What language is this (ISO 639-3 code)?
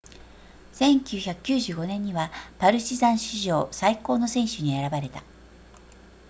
jpn